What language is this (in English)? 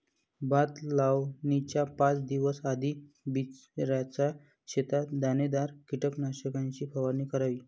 Marathi